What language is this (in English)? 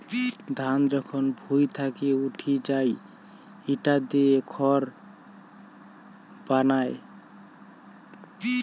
Bangla